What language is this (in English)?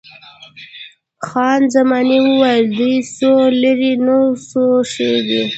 Pashto